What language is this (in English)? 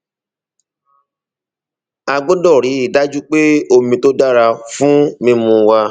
Yoruba